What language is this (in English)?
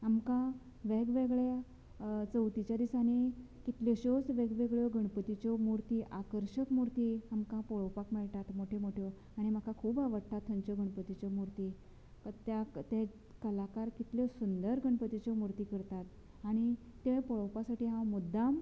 Konkani